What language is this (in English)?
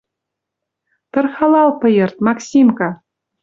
Western Mari